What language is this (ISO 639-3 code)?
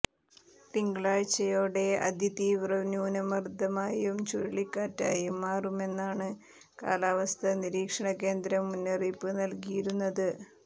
mal